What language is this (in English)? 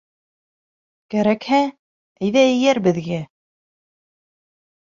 Bashkir